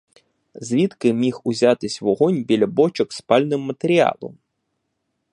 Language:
Ukrainian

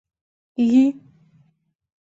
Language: Mari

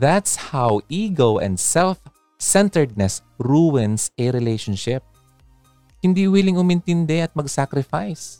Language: Filipino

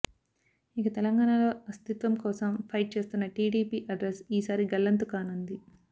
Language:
Telugu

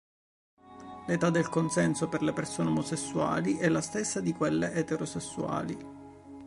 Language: Italian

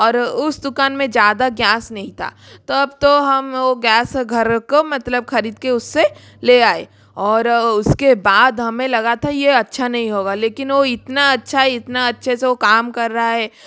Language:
Hindi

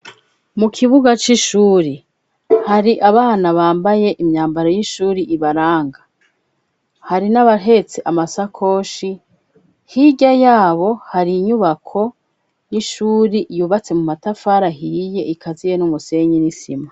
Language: Rundi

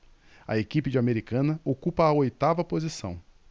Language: Portuguese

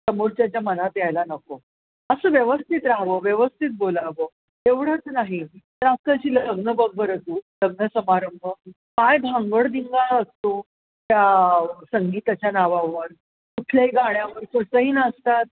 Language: Marathi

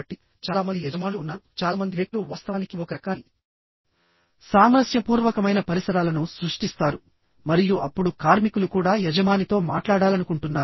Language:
Telugu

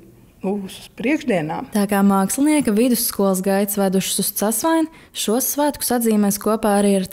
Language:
Latvian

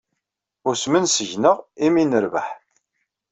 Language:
Kabyle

